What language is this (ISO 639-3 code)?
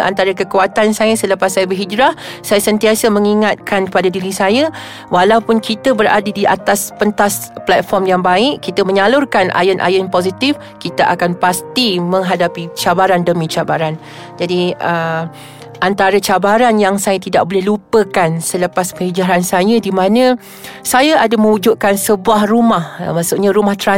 msa